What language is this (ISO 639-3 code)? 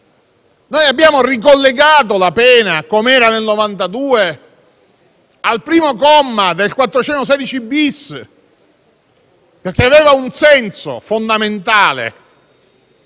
ita